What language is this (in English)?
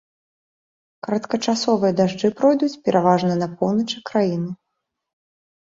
Belarusian